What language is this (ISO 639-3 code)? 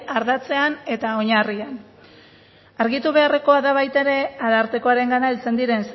eus